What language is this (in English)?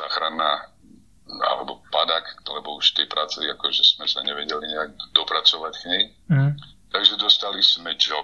Slovak